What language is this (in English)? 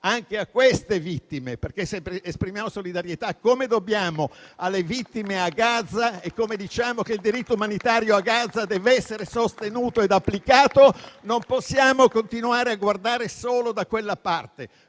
Italian